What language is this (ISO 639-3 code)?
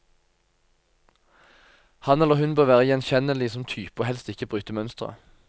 nor